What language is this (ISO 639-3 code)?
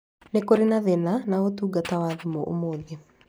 kik